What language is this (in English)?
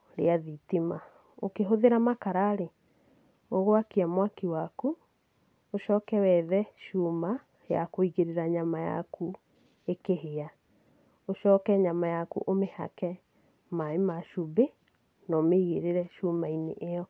Kikuyu